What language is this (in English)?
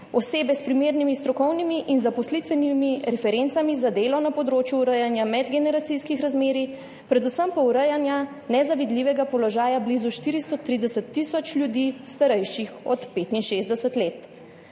Slovenian